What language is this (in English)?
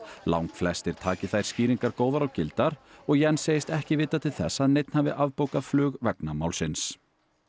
Icelandic